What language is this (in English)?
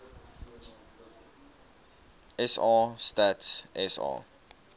Afrikaans